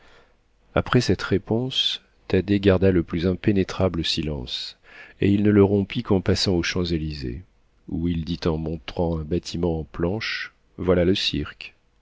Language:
French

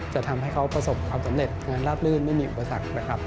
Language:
Thai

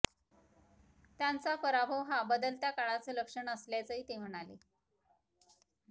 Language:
Marathi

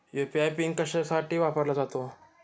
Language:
Marathi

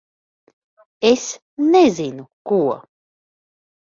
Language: Latvian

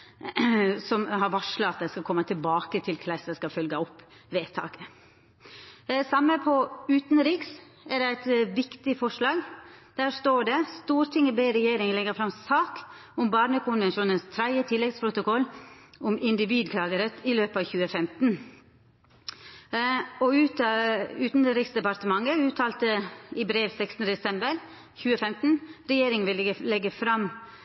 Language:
Norwegian Nynorsk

